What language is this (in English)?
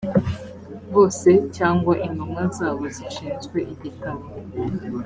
Kinyarwanda